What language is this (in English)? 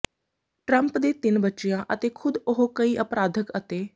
Punjabi